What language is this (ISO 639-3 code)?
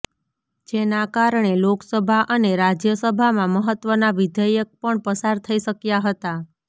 guj